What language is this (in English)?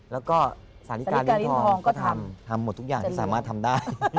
Thai